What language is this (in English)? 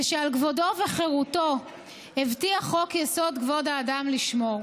Hebrew